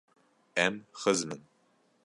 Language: Kurdish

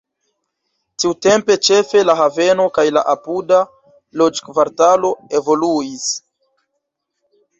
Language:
Esperanto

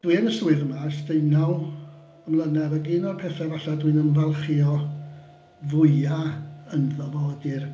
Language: Welsh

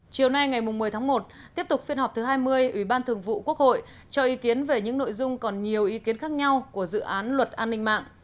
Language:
Vietnamese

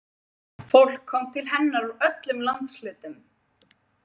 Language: Icelandic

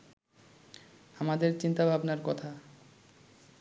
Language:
Bangla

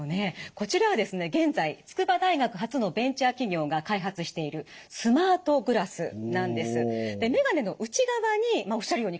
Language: Japanese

